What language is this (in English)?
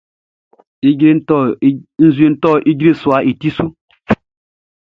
Baoulé